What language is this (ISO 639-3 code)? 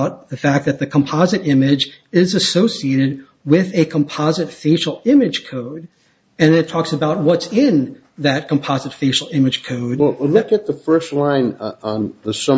eng